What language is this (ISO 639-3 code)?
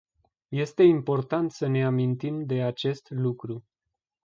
ron